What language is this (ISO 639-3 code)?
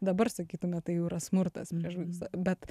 lit